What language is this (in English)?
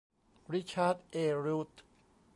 Thai